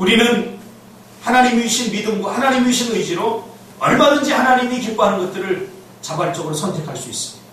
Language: Korean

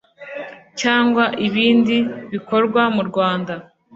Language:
Kinyarwanda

